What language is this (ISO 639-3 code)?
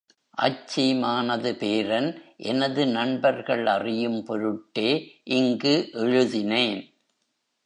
tam